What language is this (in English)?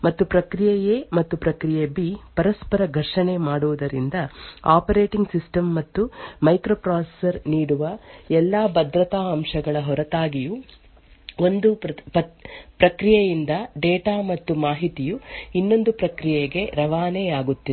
Kannada